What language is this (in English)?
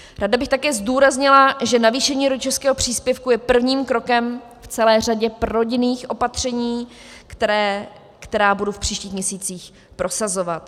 Czech